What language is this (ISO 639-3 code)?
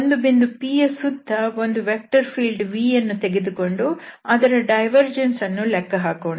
kan